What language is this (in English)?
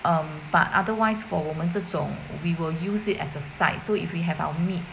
English